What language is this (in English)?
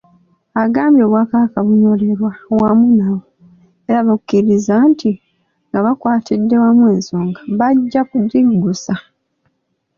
Ganda